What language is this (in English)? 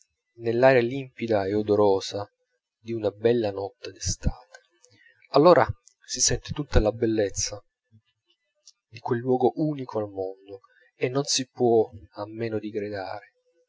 Italian